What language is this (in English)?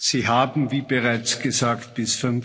German